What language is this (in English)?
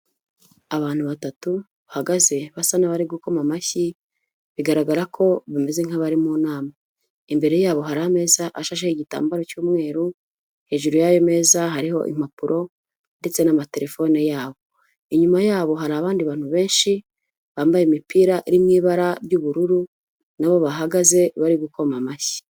Kinyarwanda